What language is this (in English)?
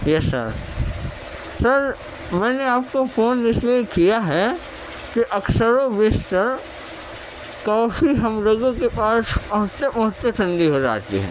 Urdu